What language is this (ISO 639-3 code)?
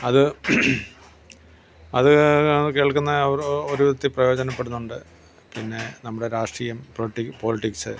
mal